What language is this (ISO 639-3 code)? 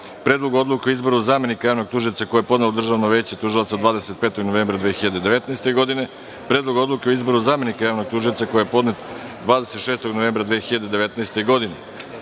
srp